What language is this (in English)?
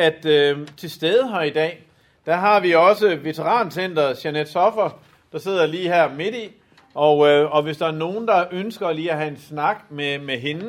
Danish